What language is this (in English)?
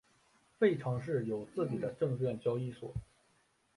Chinese